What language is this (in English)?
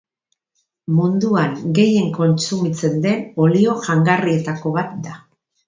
Basque